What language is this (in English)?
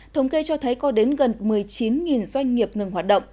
Vietnamese